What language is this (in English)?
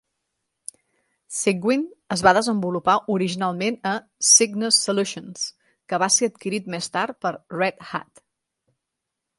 Catalan